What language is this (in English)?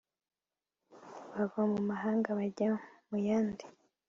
Kinyarwanda